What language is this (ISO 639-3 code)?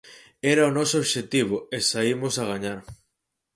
glg